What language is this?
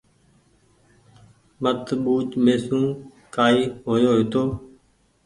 Goaria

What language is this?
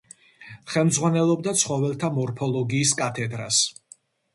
Georgian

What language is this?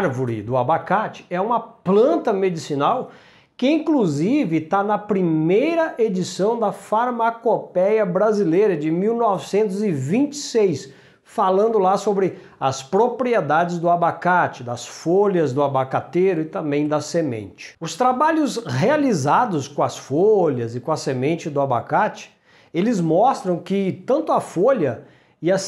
Portuguese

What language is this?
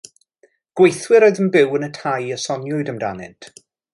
Welsh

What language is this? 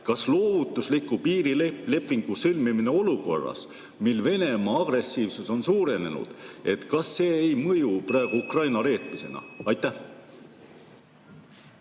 Estonian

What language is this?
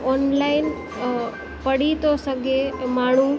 Sindhi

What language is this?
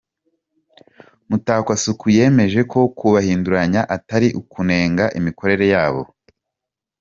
Kinyarwanda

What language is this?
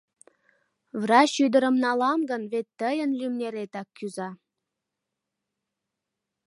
Mari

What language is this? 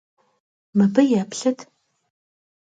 Kabardian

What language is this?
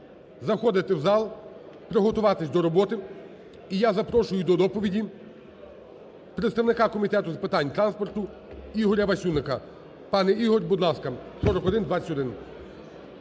Ukrainian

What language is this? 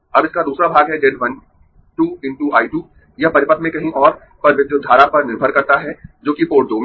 Hindi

